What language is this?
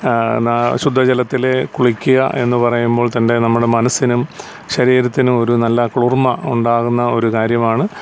Malayalam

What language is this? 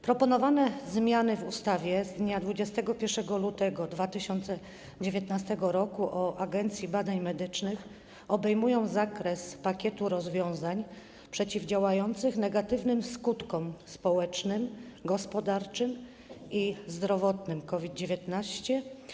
Polish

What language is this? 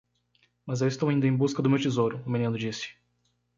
Portuguese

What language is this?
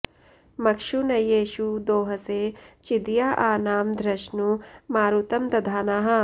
Sanskrit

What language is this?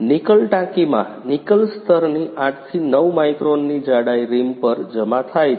Gujarati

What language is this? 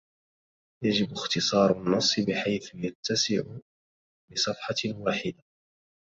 Arabic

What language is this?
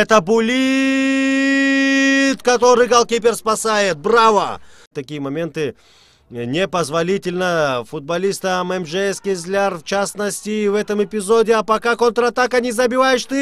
Russian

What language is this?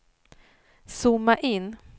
Swedish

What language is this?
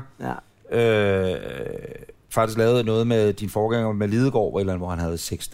Danish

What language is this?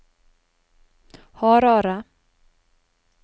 Norwegian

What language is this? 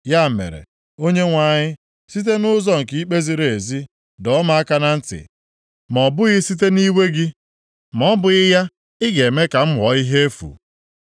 Igbo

